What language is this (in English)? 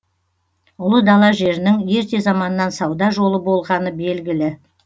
Kazakh